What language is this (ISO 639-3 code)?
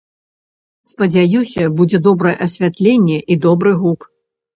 bel